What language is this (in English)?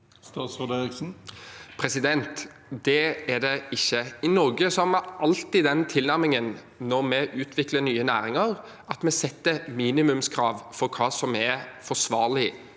Norwegian